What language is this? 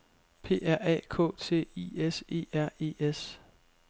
Danish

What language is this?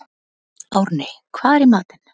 Icelandic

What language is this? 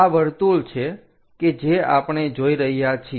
Gujarati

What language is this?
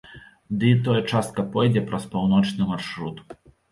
Belarusian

